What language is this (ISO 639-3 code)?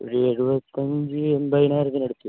mal